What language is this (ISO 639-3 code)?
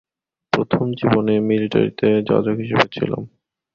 ben